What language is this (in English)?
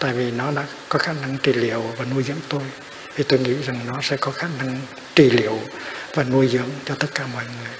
Vietnamese